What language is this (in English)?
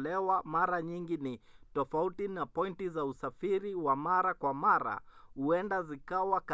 Swahili